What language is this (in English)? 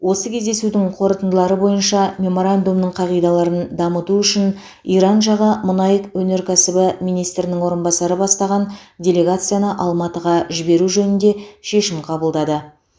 Kazakh